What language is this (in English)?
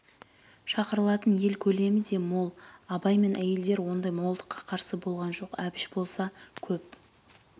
Kazakh